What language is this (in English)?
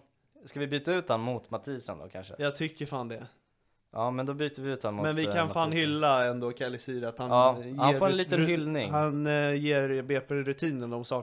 Swedish